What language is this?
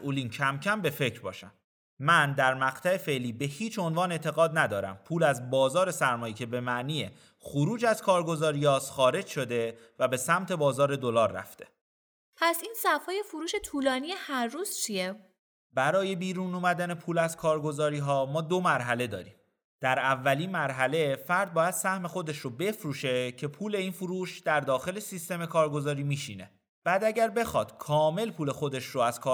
Persian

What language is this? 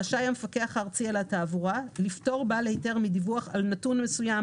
Hebrew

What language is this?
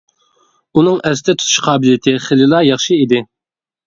Uyghur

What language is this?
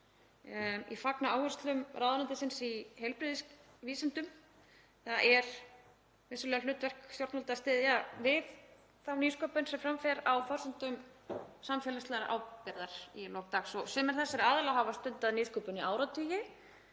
Icelandic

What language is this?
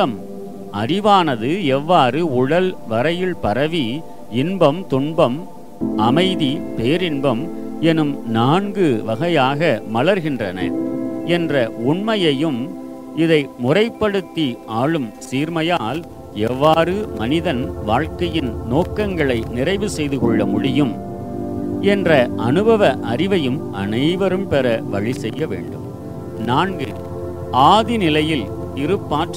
Tamil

